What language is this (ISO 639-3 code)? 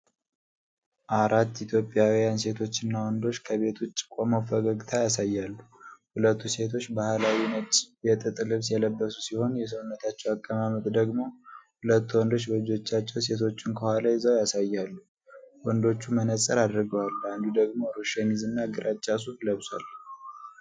amh